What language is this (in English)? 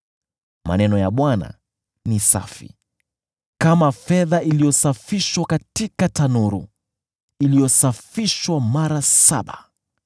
Swahili